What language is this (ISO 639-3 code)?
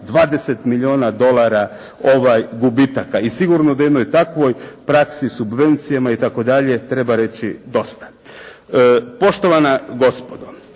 hrv